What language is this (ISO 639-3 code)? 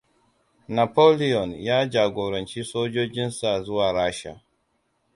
hau